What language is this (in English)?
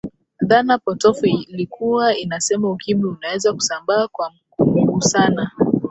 Swahili